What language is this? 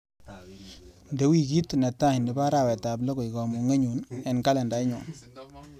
Kalenjin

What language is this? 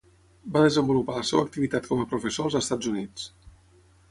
Catalan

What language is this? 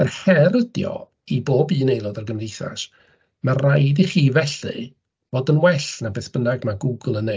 Welsh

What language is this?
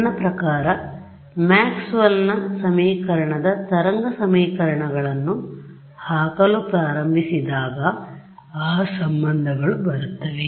Kannada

